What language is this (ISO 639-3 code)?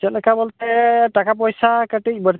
sat